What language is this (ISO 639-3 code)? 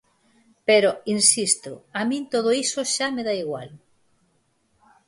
glg